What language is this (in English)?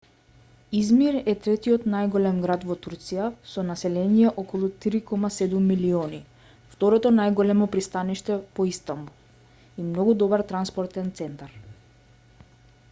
Macedonian